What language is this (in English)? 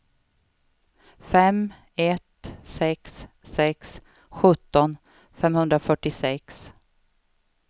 Swedish